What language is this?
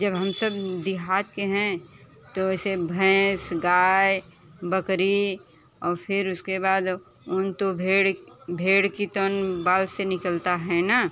Hindi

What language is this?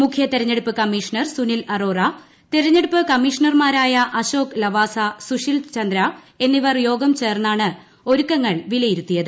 Malayalam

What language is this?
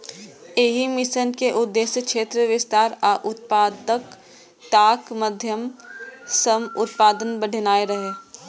Maithili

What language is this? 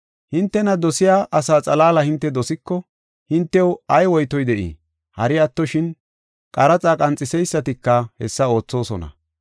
Gofa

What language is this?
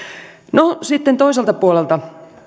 Finnish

